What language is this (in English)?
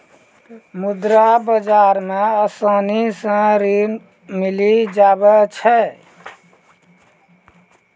Maithili